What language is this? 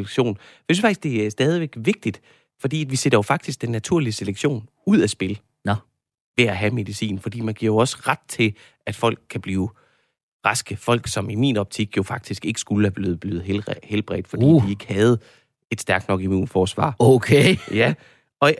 Danish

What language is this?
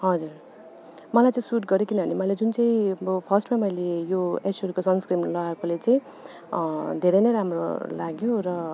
Nepali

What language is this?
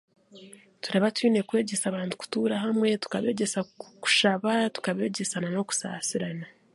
Chiga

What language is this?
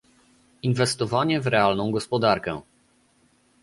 Polish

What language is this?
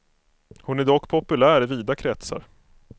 Swedish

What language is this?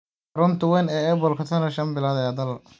Somali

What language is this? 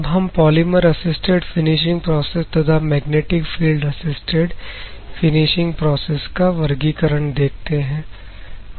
Hindi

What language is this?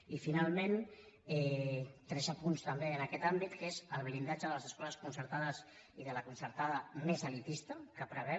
Catalan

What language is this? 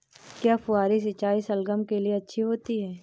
Hindi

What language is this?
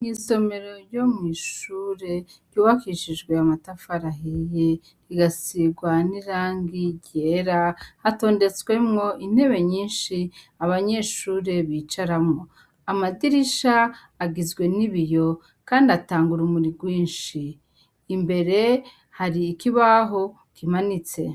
Rundi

